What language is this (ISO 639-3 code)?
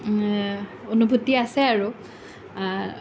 asm